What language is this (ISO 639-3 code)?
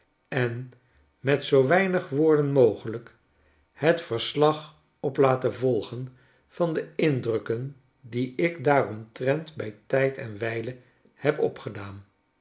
nld